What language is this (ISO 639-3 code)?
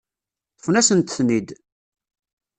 kab